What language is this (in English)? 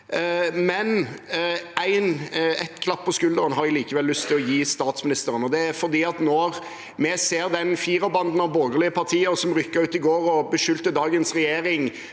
Norwegian